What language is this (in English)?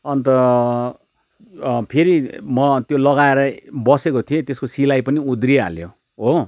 Nepali